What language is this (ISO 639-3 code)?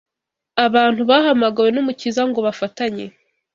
kin